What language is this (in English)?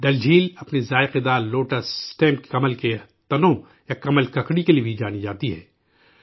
Urdu